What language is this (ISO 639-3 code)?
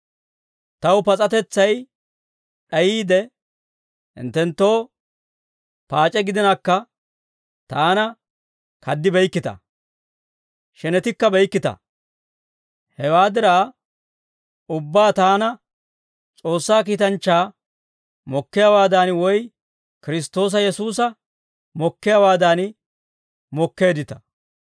dwr